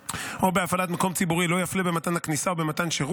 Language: Hebrew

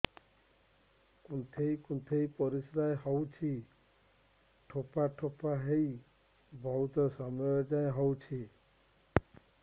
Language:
Odia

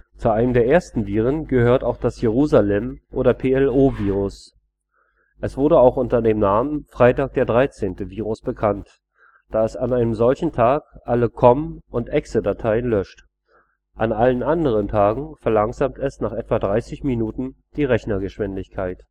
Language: German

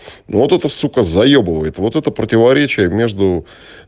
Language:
Russian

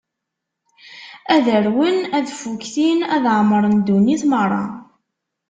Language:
Kabyle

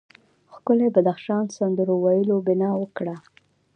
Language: Pashto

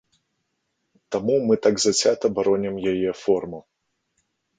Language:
Belarusian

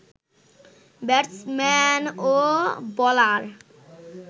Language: Bangla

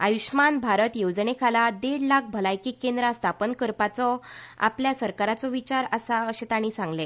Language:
Konkani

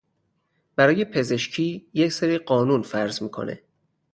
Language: Persian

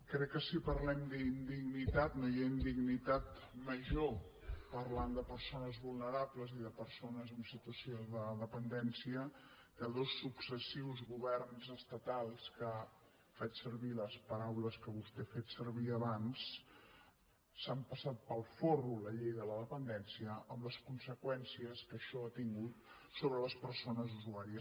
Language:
Catalan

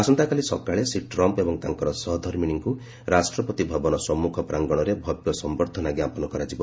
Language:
Odia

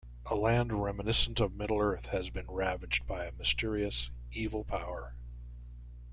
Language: English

